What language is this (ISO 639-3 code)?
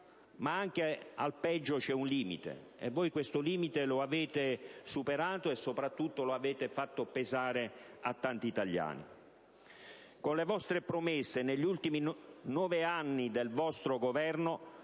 ita